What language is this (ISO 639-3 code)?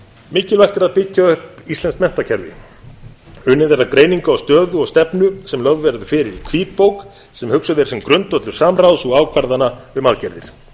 isl